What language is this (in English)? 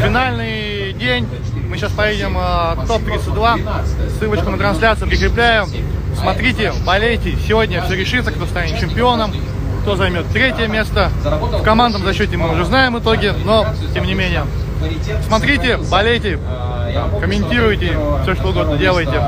Russian